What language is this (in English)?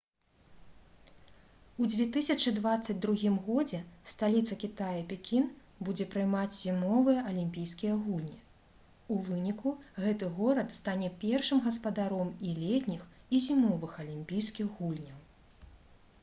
Belarusian